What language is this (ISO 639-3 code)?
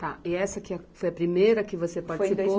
por